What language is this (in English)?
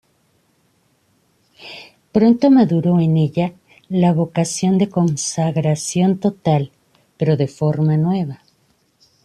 Spanish